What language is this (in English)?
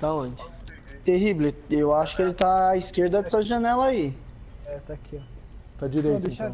Portuguese